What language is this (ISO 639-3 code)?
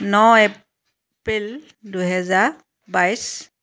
asm